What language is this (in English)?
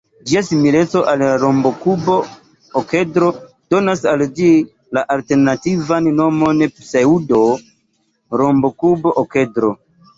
Esperanto